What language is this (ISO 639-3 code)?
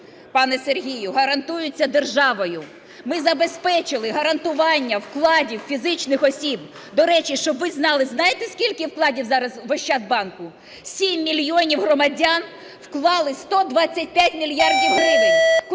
ukr